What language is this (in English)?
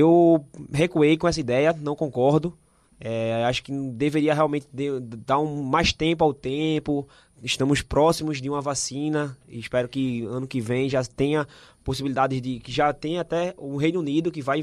Portuguese